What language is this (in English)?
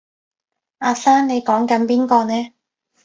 Cantonese